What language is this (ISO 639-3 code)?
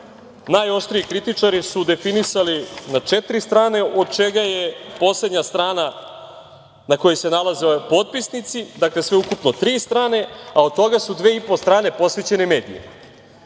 srp